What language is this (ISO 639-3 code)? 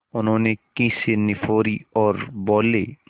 hin